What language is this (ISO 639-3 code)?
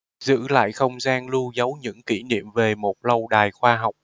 vie